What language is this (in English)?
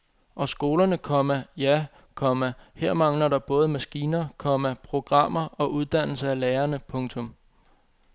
Danish